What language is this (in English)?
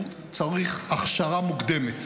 Hebrew